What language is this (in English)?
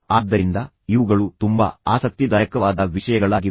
Kannada